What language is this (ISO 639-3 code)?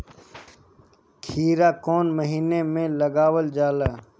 bho